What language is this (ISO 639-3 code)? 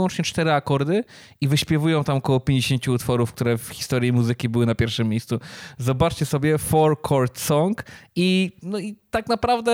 pol